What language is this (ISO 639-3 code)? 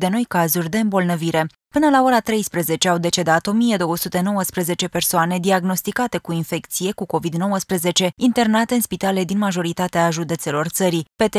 ron